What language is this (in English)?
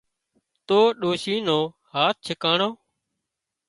Wadiyara Koli